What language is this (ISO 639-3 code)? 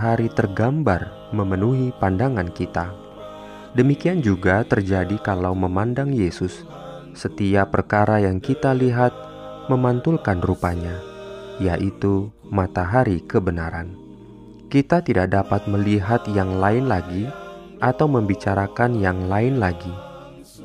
ind